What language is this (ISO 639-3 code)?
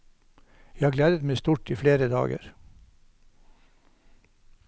nor